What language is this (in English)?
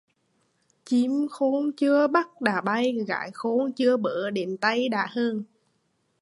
Vietnamese